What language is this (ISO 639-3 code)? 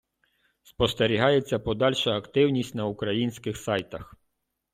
ukr